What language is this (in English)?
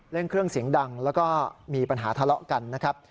Thai